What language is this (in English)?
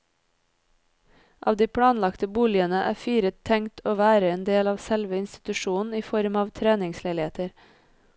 Norwegian